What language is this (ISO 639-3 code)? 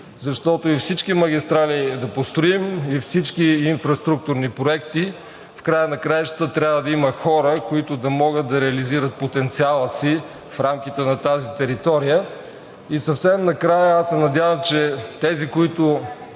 bul